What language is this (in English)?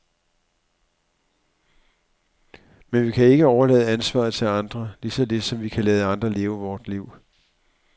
Danish